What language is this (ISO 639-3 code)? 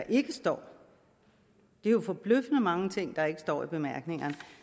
dan